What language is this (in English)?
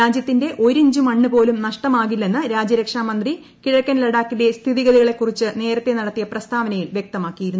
Malayalam